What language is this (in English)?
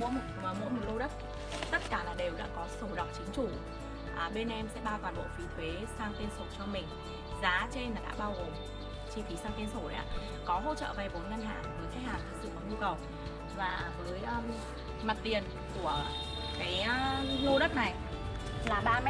Vietnamese